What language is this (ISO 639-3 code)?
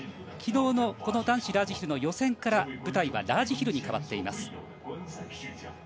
jpn